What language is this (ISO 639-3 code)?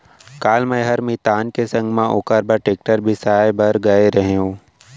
hne